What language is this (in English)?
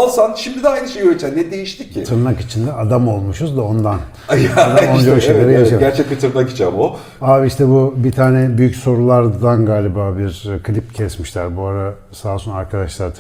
Turkish